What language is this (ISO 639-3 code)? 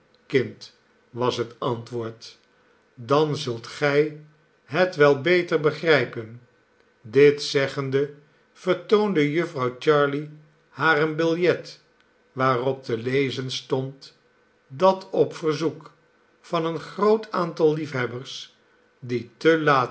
nld